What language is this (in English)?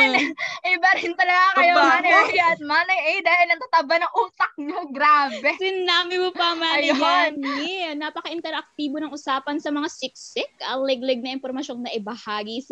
Filipino